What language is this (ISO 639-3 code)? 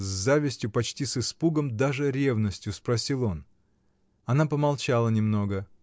rus